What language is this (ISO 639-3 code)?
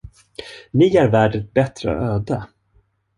swe